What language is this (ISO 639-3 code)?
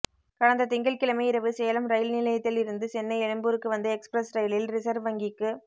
tam